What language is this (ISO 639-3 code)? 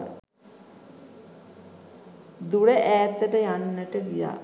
sin